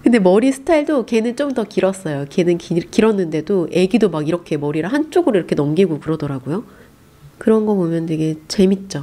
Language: Korean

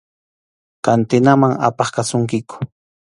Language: Arequipa-La Unión Quechua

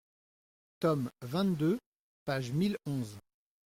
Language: French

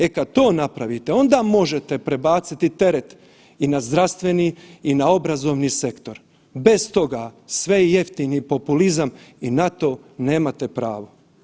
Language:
Croatian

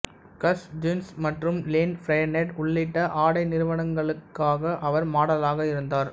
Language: Tamil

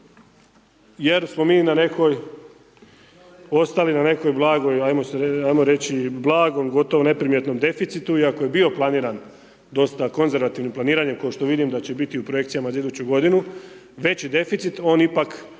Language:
Croatian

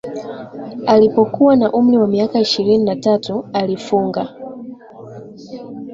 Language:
Swahili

